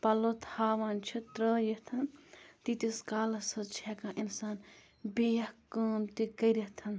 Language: Kashmiri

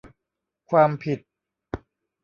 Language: Thai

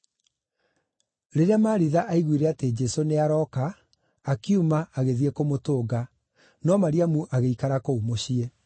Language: Kikuyu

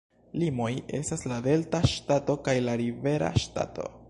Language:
Esperanto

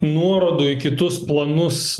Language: Lithuanian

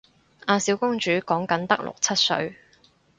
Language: Cantonese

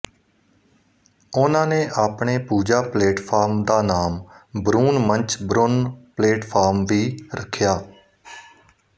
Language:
Punjabi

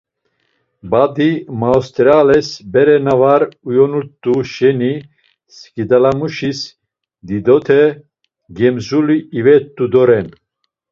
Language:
Laz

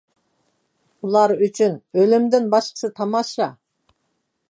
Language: Uyghur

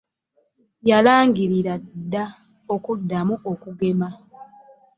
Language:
Ganda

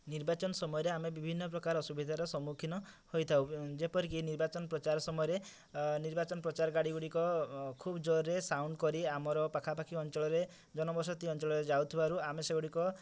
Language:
Odia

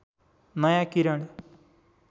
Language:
Nepali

